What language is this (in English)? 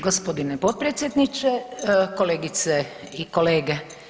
Croatian